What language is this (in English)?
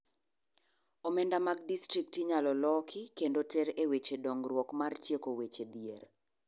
Luo (Kenya and Tanzania)